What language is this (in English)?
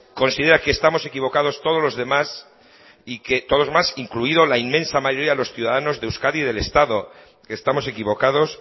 Spanish